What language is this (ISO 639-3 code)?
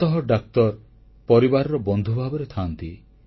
ori